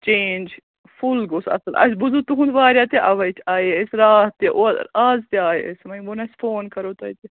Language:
Kashmiri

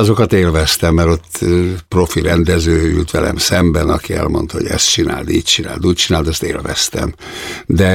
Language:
Hungarian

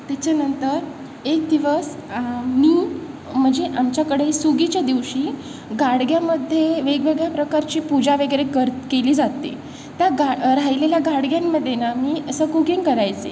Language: Marathi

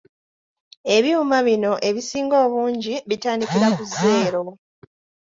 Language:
Ganda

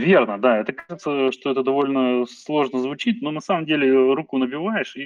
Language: Russian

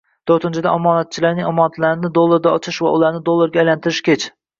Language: Uzbek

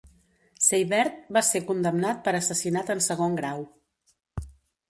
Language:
Catalan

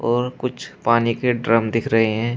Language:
Hindi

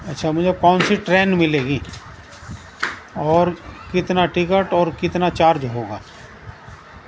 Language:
Urdu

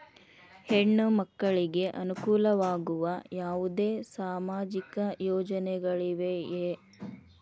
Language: Kannada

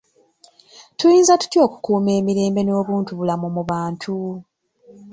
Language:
Ganda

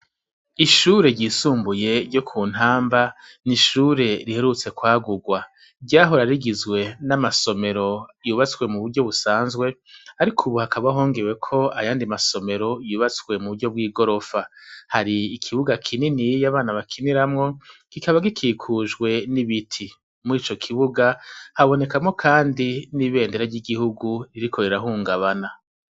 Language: Rundi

